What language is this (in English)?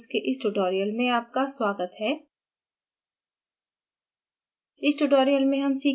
Hindi